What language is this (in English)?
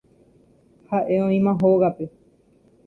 Guarani